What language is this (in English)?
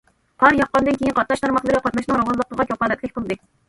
Uyghur